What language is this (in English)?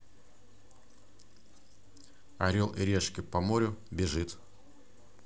Russian